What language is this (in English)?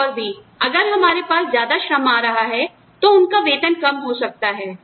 Hindi